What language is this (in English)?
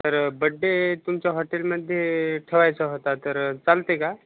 Marathi